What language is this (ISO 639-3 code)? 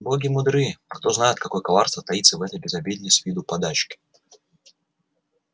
rus